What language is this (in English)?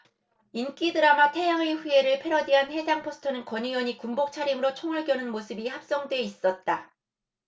Korean